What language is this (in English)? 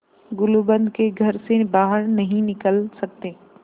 Hindi